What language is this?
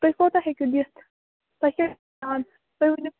Kashmiri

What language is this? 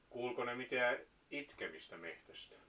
Finnish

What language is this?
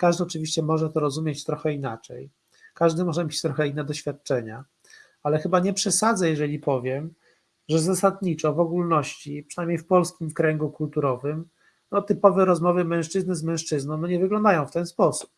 Polish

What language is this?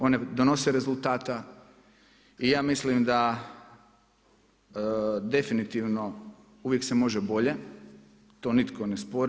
Croatian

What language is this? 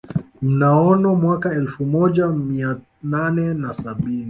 Swahili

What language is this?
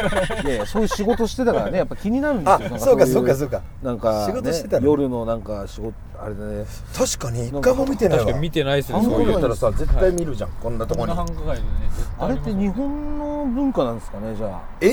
Japanese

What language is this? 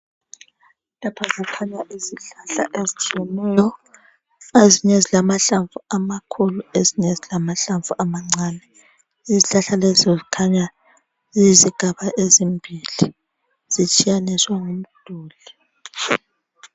North Ndebele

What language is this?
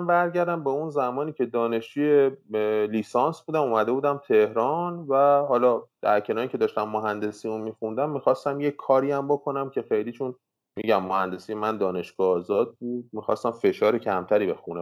Persian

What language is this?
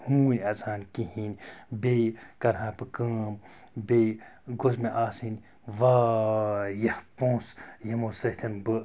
Kashmiri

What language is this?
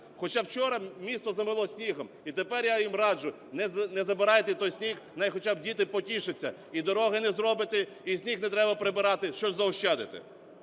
Ukrainian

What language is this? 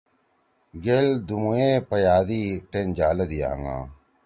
Torwali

